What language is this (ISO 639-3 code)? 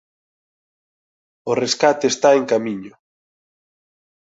glg